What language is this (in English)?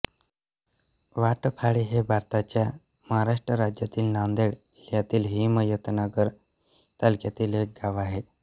Marathi